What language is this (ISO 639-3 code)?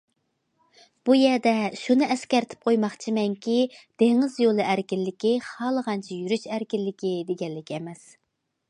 uig